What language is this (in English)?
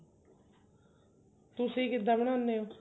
Punjabi